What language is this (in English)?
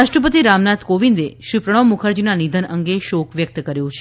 Gujarati